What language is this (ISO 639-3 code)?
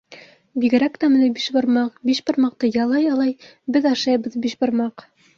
bak